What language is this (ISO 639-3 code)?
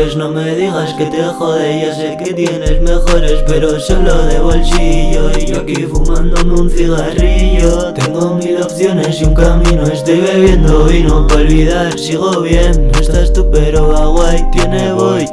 spa